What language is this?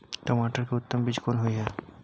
Maithili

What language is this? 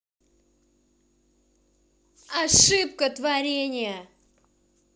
Russian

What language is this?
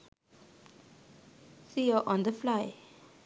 Sinhala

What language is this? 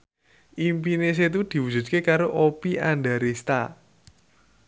Javanese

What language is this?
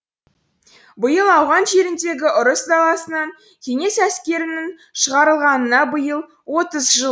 Kazakh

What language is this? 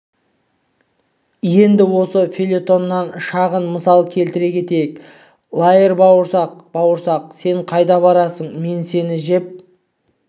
Kazakh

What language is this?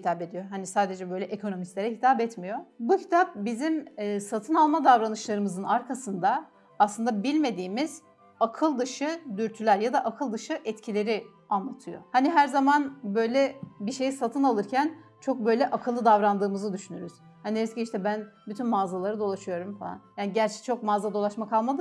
Turkish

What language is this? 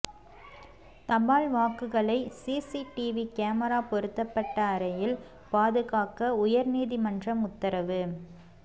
Tamil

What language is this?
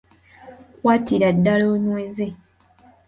Ganda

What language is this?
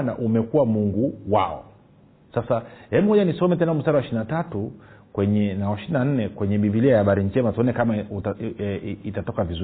Swahili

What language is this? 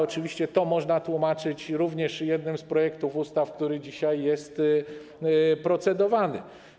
Polish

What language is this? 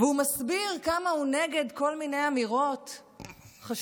Hebrew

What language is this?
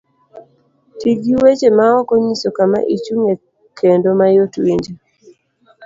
Luo (Kenya and Tanzania)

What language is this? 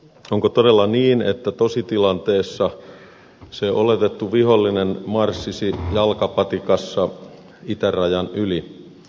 Finnish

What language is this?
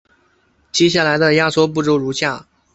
Chinese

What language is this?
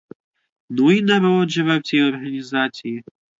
Ukrainian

